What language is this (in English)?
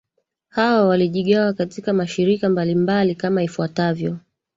Swahili